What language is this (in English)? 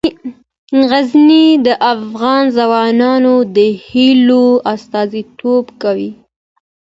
Pashto